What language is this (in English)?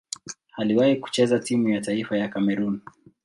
Swahili